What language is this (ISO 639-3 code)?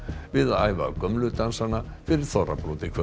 isl